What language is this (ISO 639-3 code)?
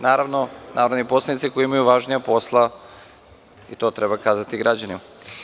srp